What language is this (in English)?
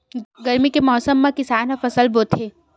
Chhattisgarhi